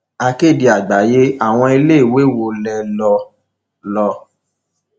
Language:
Yoruba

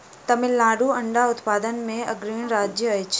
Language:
Maithili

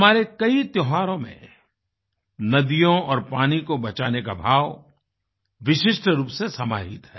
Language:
Hindi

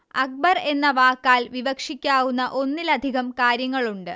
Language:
Malayalam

